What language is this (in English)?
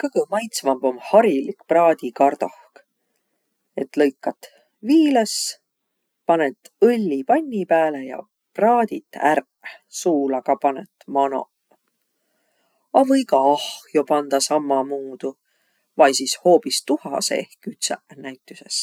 Võro